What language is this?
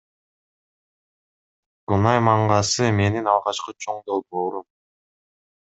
Kyrgyz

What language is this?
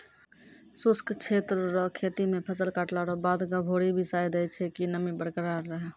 Maithili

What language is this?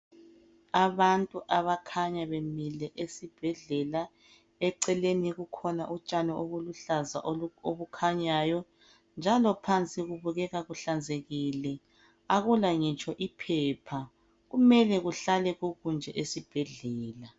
North Ndebele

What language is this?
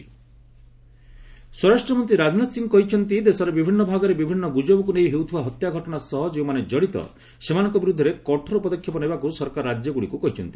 Odia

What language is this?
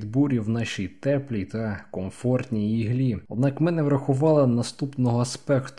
Ukrainian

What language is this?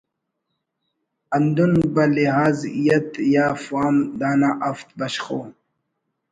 Brahui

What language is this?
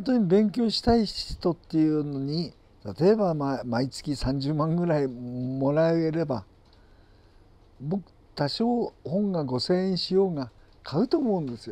Japanese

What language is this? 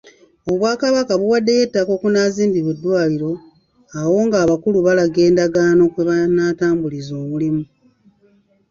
Ganda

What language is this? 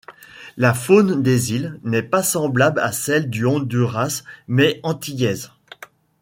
French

